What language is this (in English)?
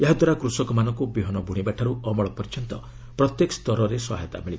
Odia